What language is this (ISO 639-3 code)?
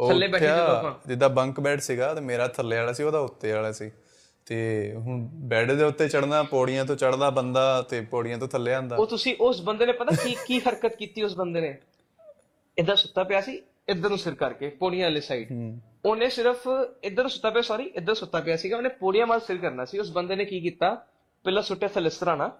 pan